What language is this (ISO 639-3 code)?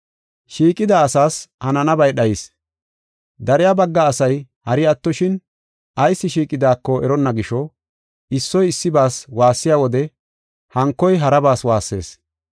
gof